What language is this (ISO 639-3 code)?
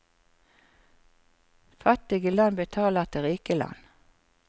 nor